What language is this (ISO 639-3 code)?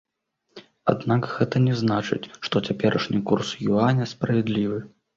bel